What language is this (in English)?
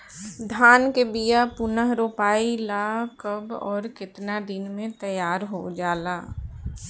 Bhojpuri